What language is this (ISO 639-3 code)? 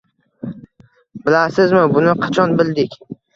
uzb